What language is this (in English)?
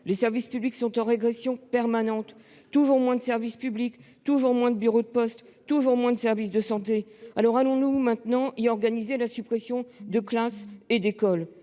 French